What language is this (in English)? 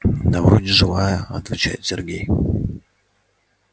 Russian